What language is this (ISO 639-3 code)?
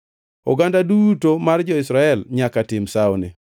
luo